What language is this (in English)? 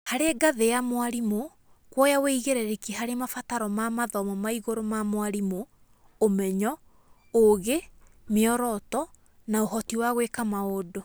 Kikuyu